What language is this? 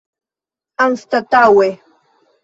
Esperanto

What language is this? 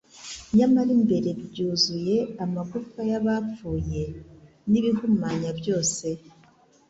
Kinyarwanda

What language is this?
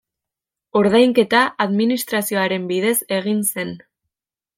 Basque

